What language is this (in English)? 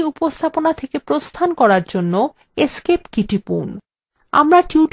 Bangla